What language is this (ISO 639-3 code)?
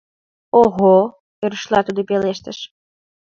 chm